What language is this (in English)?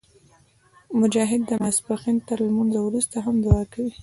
Pashto